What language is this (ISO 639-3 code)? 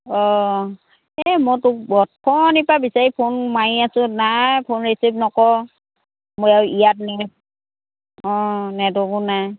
asm